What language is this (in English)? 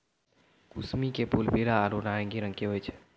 Maithili